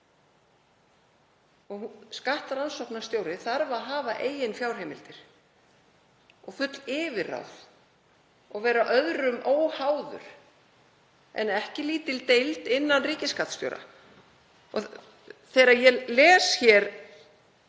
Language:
Icelandic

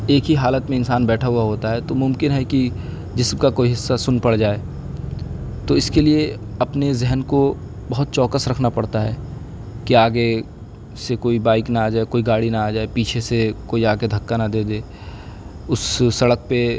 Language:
Urdu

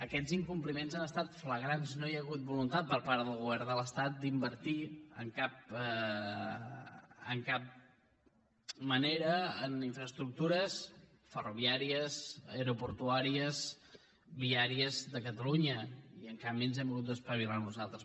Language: Catalan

